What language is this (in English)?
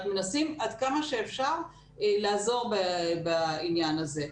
Hebrew